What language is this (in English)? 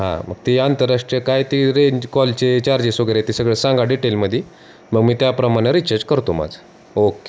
Marathi